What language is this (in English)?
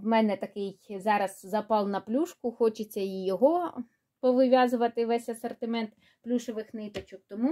Ukrainian